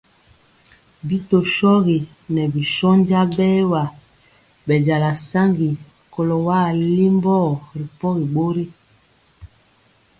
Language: Mpiemo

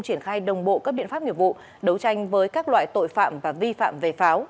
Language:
Vietnamese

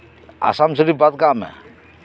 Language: Santali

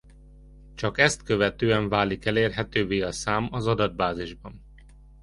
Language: Hungarian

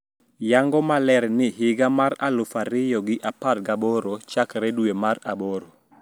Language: Luo (Kenya and Tanzania)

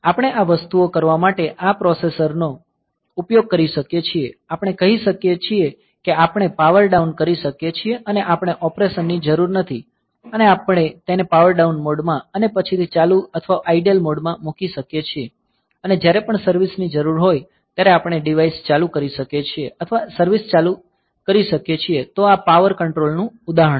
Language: Gujarati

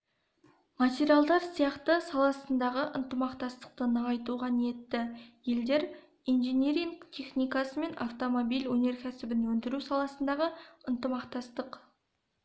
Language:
Kazakh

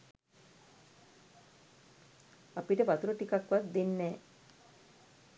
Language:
Sinhala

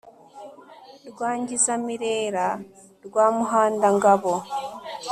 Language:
Kinyarwanda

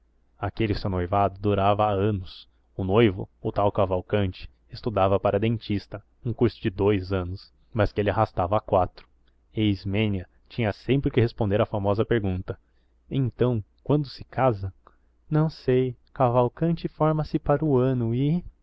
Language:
Portuguese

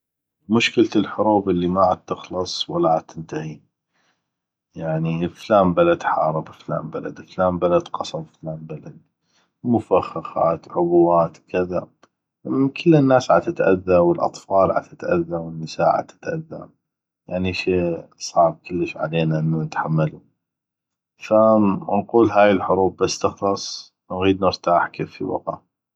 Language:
North Mesopotamian Arabic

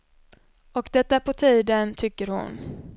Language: Swedish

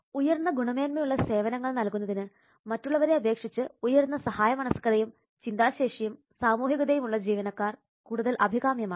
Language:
Malayalam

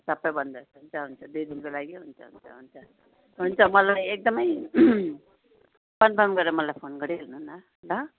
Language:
Nepali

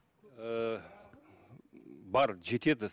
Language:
Kazakh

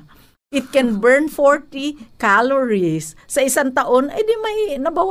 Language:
Filipino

